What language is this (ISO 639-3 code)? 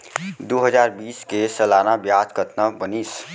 hne